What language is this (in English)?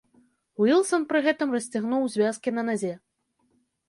Belarusian